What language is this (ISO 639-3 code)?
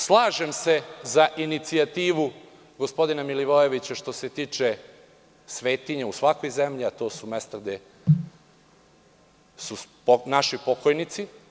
srp